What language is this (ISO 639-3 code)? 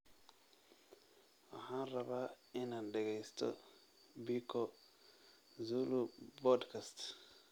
som